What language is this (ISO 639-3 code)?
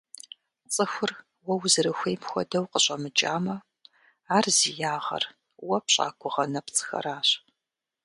kbd